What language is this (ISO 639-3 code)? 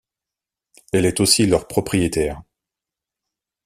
fra